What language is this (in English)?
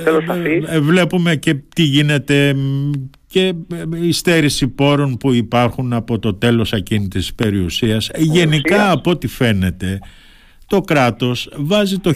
Greek